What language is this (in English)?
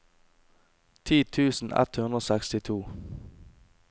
Norwegian